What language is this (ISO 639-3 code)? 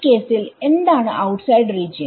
mal